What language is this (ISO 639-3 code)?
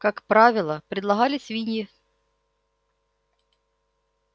rus